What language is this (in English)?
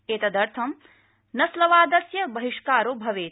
Sanskrit